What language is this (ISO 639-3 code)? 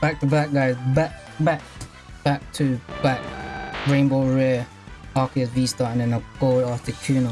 eng